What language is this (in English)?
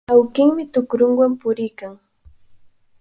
Cajatambo North Lima Quechua